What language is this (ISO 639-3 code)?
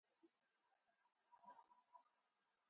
uzb